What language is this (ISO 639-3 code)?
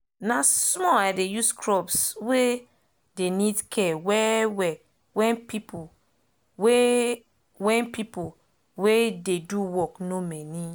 pcm